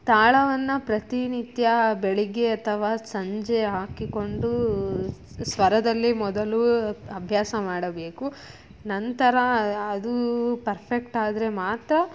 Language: Kannada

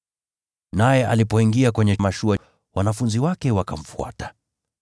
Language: Swahili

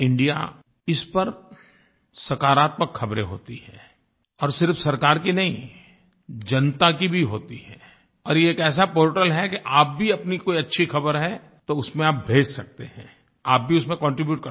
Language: Hindi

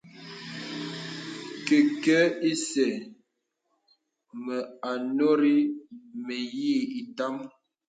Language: Bebele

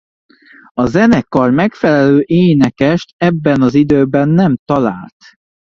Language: Hungarian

